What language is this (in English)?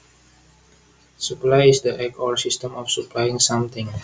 Javanese